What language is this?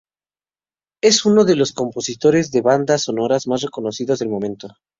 Spanish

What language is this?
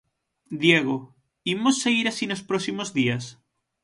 Galician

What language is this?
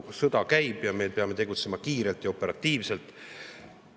Estonian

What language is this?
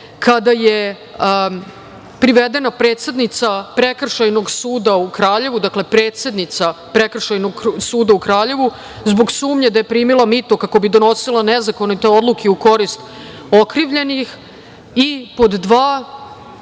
Serbian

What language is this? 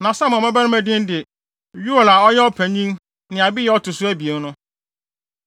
Akan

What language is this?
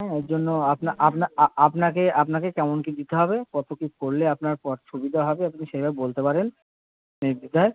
Bangla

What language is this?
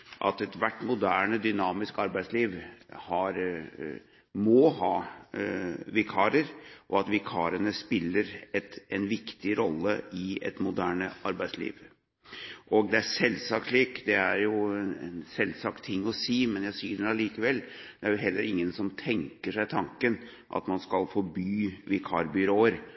Norwegian Bokmål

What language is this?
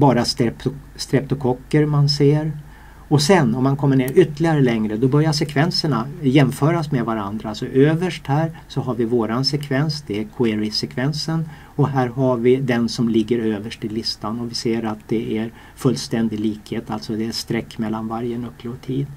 Swedish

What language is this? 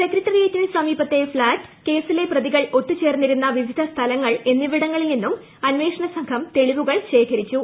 Malayalam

